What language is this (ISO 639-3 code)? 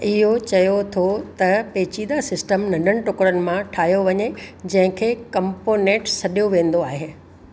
snd